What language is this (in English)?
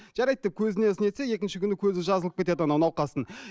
Kazakh